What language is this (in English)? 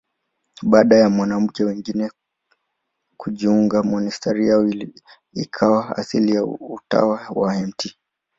Swahili